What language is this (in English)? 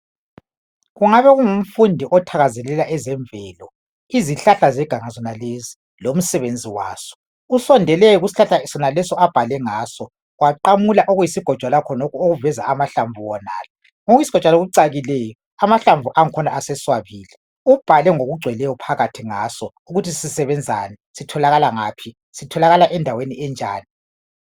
North Ndebele